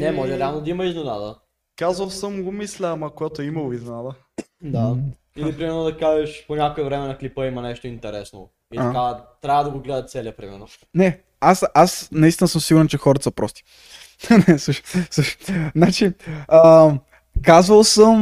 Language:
Bulgarian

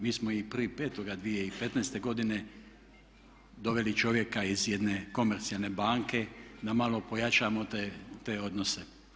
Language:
Croatian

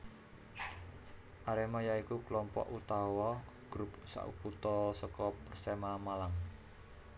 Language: Javanese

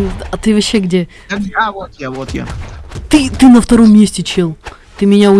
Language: Russian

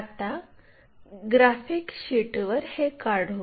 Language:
Marathi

